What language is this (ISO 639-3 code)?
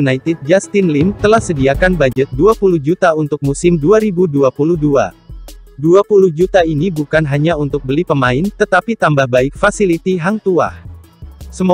ind